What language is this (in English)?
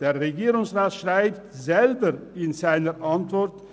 Swiss German